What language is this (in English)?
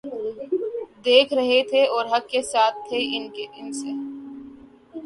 Urdu